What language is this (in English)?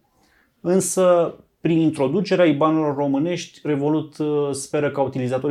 Romanian